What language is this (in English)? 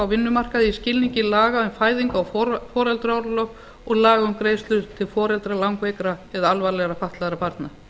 Icelandic